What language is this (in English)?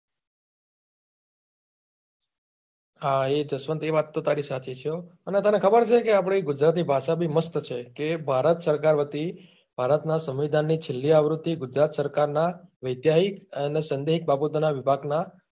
Gujarati